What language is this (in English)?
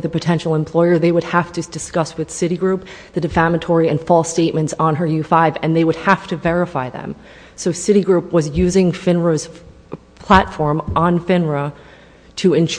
English